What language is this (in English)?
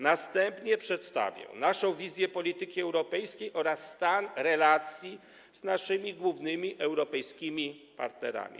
Polish